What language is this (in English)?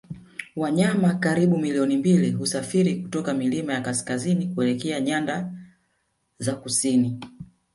Swahili